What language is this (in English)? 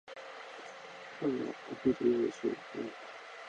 Japanese